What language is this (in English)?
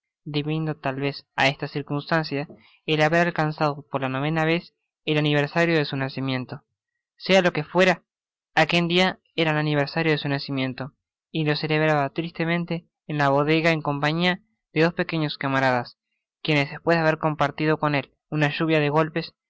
Spanish